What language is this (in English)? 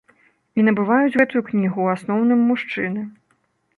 Belarusian